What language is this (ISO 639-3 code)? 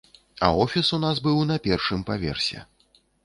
bel